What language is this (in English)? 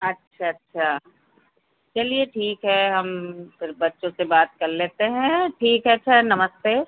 Hindi